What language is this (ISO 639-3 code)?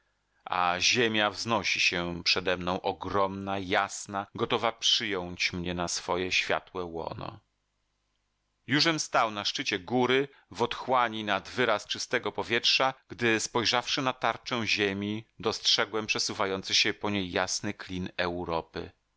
pol